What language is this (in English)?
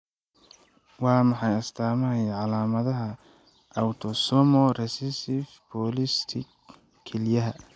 Somali